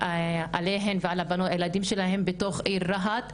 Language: Hebrew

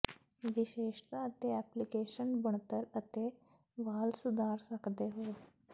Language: Punjabi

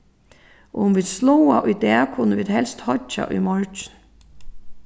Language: Faroese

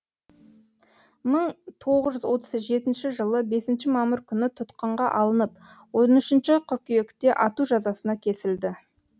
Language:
Kazakh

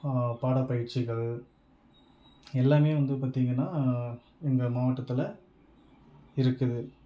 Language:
Tamil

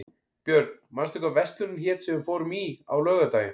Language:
Icelandic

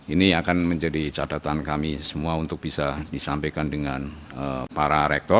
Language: Indonesian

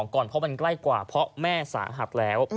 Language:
Thai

